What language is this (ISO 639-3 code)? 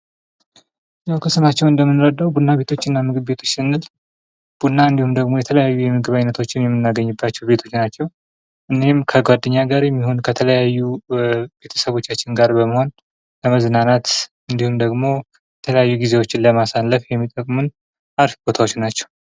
amh